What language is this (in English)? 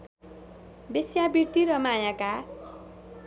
Nepali